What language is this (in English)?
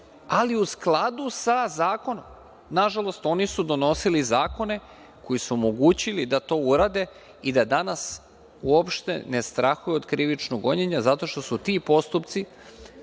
Serbian